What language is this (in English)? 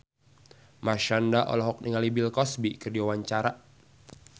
Sundanese